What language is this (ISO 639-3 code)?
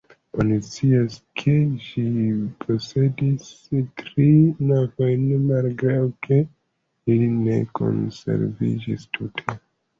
epo